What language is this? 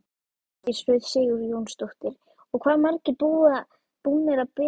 Icelandic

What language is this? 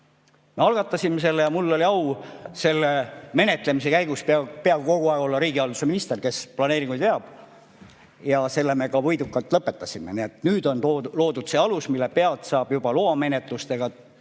Estonian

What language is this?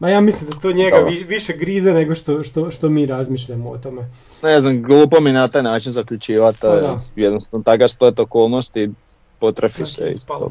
Croatian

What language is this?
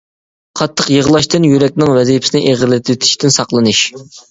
Uyghur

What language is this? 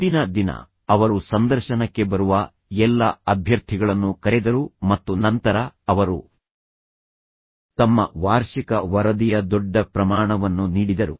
Kannada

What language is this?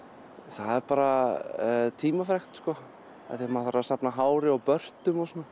Icelandic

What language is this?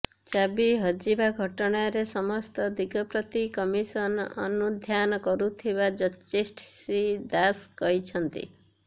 Odia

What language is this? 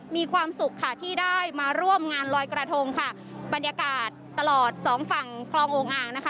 Thai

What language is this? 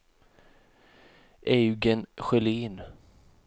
Swedish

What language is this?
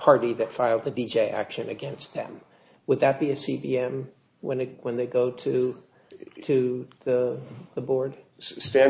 English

